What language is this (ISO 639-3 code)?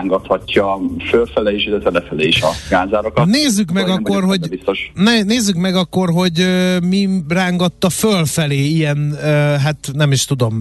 hun